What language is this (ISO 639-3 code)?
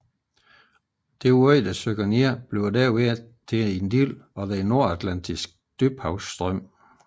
dan